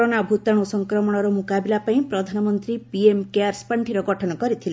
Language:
Odia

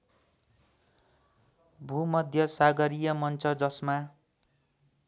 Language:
Nepali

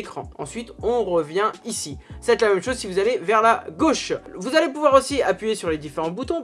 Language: French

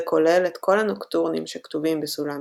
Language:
Hebrew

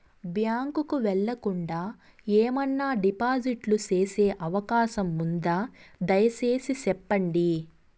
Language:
Telugu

